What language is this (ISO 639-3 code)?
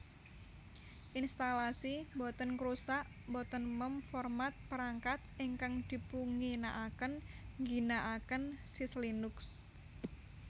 jav